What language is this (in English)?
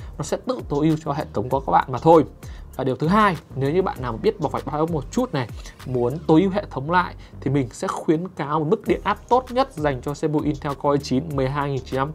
Vietnamese